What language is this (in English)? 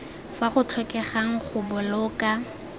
Tswana